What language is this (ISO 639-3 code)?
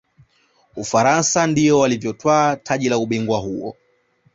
swa